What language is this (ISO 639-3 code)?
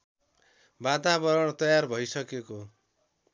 nep